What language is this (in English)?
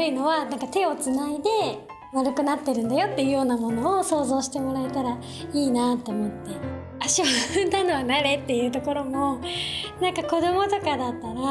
Japanese